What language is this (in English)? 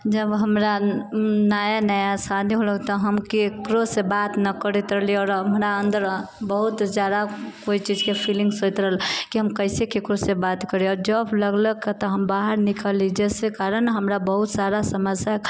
Maithili